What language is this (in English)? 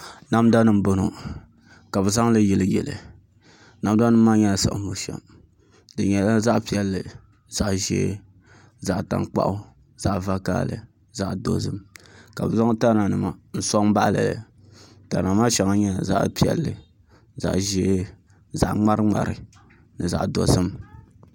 Dagbani